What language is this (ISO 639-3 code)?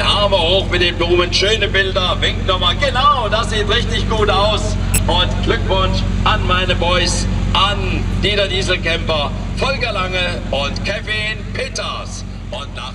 deu